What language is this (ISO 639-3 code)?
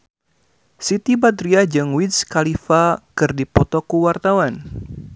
sun